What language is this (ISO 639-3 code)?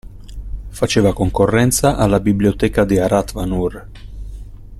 ita